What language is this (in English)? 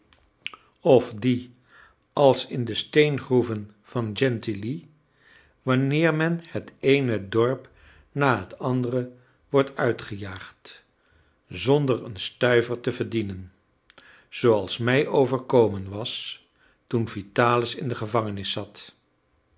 Dutch